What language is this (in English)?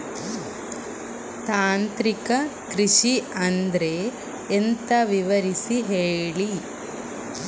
Kannada